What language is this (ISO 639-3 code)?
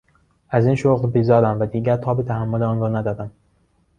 fas